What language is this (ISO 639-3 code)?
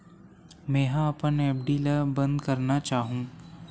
hne